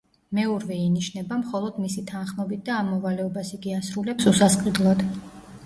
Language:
Georgian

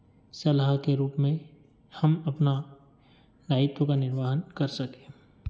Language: Hindi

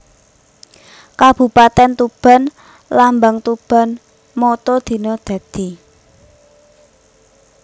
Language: Javanese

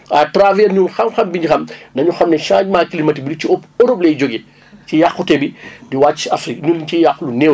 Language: Wolof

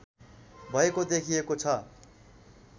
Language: Nepali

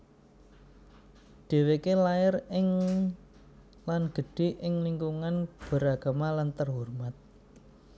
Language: Javanese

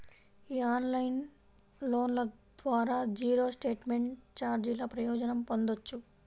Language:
Telugu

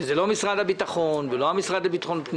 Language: Hebrew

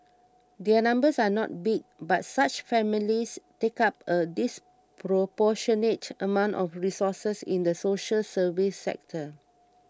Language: English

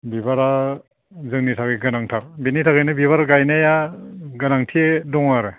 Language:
Bodo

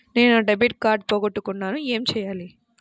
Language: Telugu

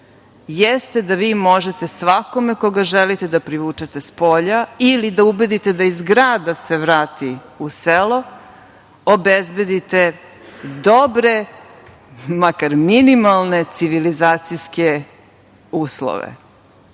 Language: Serbian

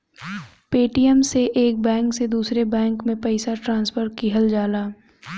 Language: Bhojpuri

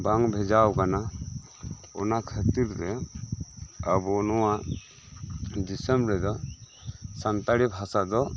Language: Santali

